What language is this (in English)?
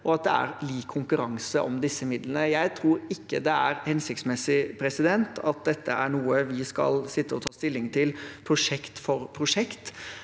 Norwegian